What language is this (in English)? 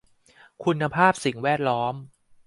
Thai